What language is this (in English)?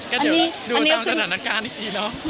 Thai